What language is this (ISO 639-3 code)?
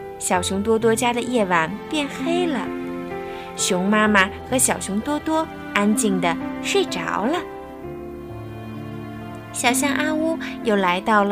zho